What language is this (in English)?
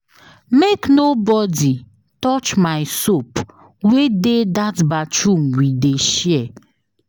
Nigerian Pidgin